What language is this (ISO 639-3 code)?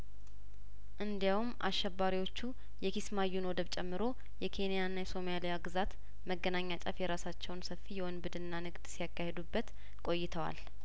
amh